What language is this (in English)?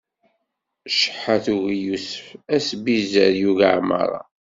Kabyle